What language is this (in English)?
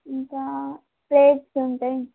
Telugu